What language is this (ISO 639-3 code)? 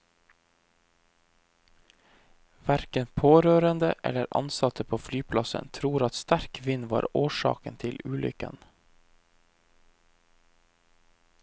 nor